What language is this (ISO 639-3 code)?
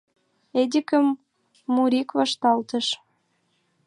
chm